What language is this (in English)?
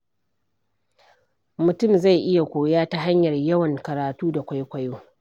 Hausa